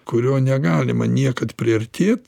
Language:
Lithuanian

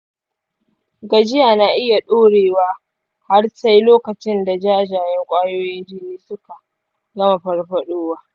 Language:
Hausa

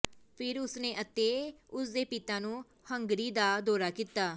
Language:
Punjabi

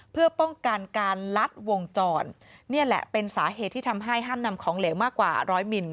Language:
Thai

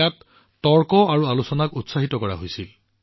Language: Assamese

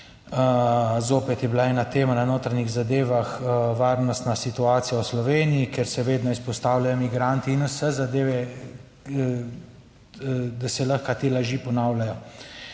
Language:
Slovenian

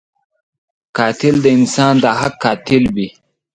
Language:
Pashto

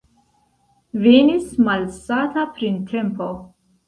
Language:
Esperanto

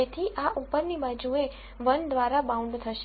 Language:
Gujarati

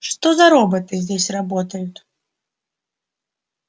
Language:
Russian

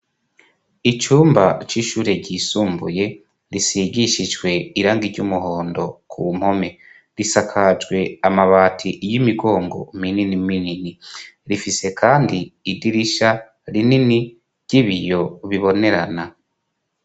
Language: Rundi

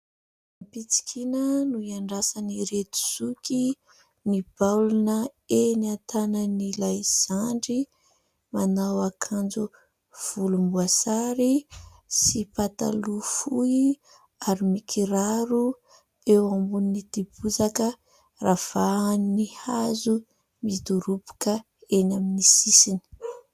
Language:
Malagasy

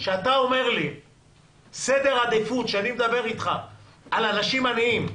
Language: Hebrew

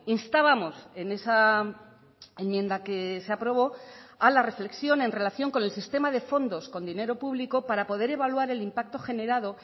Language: Spanish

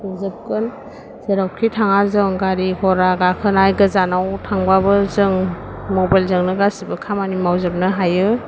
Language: Bodo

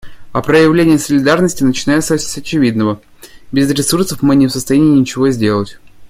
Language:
Russian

